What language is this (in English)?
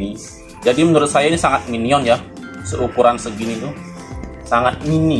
Indonesian